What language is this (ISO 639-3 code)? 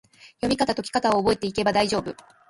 jpn